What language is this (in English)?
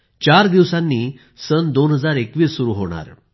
Marathi